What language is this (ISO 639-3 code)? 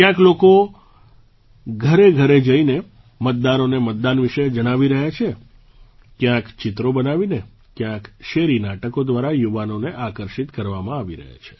guj